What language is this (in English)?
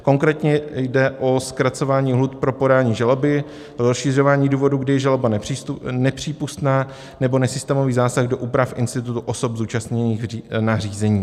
Czech